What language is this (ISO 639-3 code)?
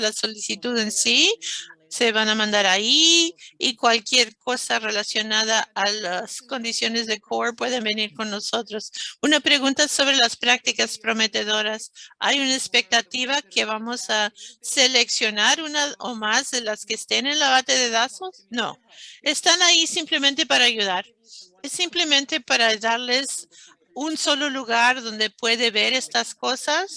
spa